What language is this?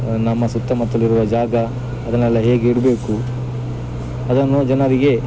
Kannada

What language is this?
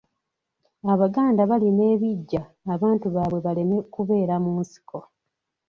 Ganda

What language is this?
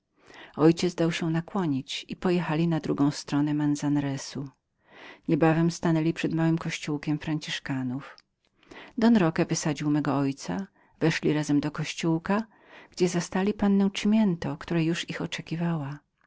Polish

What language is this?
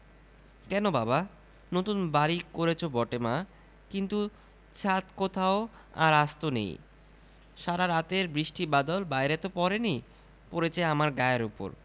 Bangla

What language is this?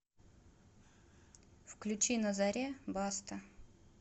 Russian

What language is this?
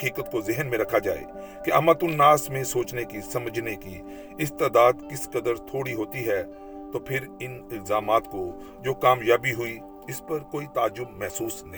Urdu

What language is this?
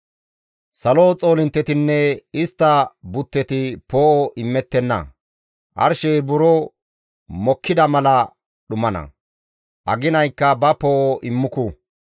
Gamo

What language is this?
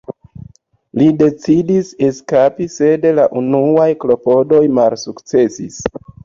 Esperanto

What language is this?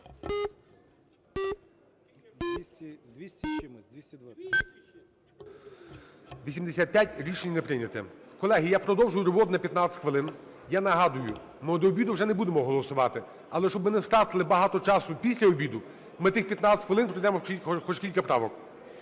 Ukrainian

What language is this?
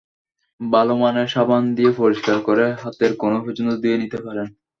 Bangla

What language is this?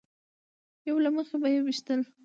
Pashto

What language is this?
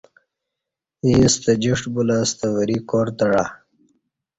Kati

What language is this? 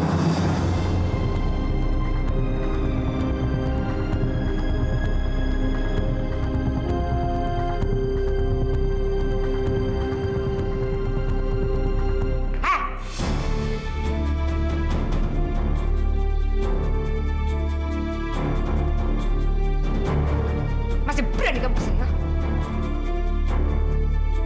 Indonesian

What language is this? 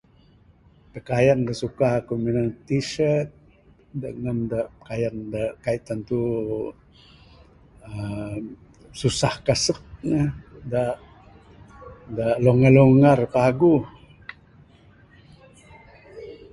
Bukar-Sadung Bidayuh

